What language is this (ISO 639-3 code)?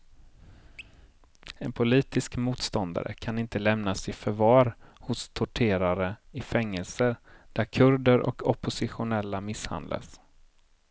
swe